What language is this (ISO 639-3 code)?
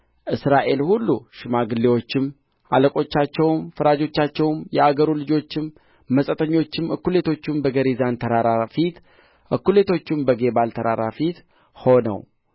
amh